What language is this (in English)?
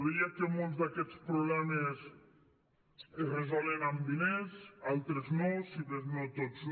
Catalan